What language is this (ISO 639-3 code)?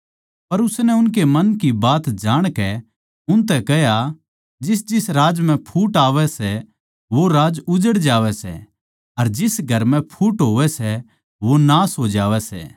bgc